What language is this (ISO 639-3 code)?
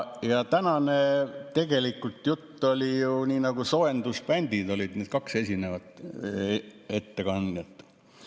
est